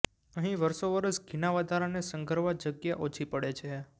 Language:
Gujarati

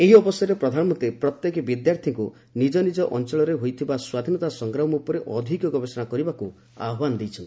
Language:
Odia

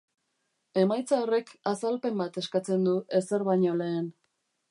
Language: Basque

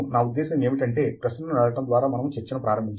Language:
Telugu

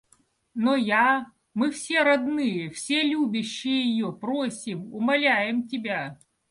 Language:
Russian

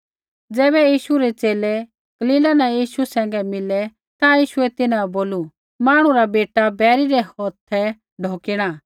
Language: Kullu Pahari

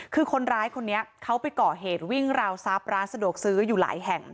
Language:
Thai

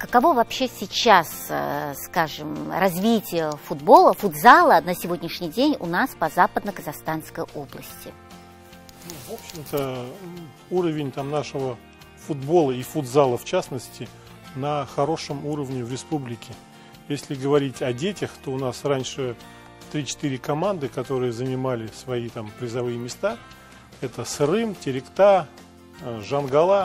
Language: Russian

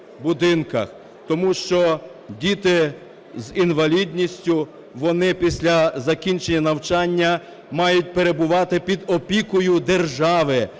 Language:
Ukrainian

